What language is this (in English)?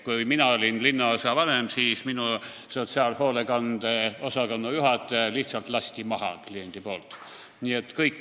Estonian